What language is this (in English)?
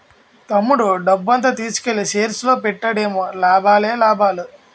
Telugu